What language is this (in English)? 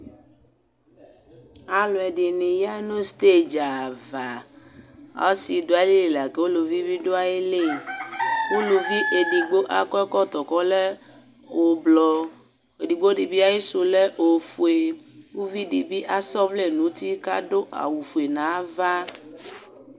Ikposo